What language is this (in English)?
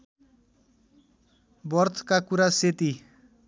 Nepali